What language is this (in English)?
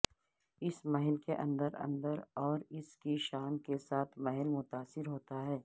Urdu